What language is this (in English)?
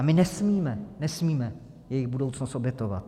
Czech